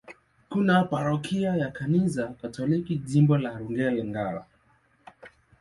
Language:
Swahili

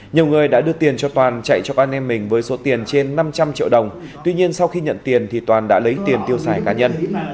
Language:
Vietnamese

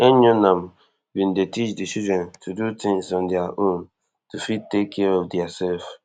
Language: Nigerian Pidgin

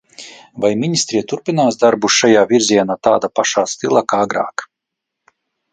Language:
Latvian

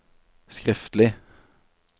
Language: Norwegian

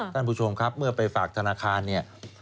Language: Thai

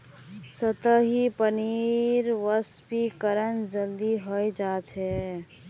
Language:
Magahi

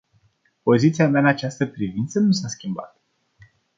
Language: Romanian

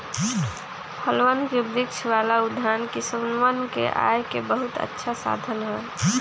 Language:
Magahi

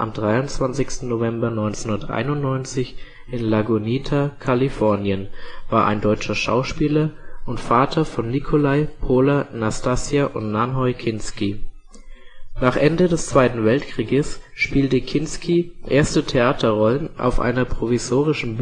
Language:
German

